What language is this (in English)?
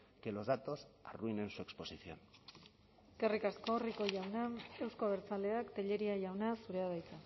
Basque